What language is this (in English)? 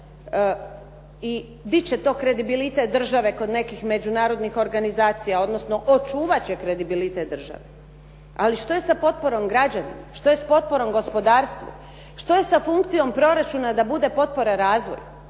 Croatian